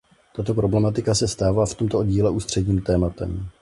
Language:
Czech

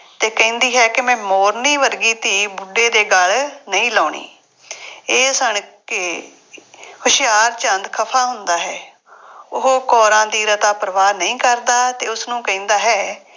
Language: Punjabi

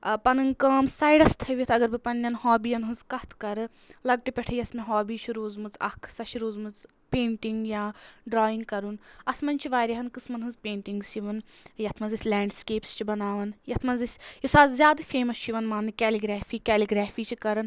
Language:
Kashmiri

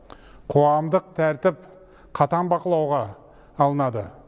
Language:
Kazakh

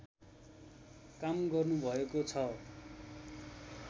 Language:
Nepali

